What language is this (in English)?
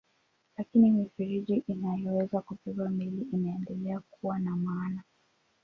Swahili